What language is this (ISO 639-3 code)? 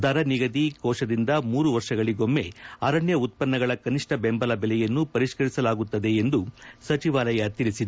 kan